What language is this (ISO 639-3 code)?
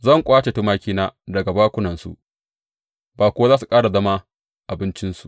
hau